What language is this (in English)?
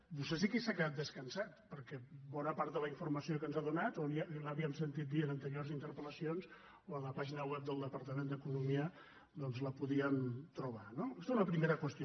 Catalan